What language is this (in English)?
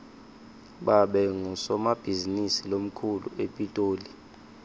Swati